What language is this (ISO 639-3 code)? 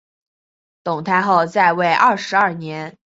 zho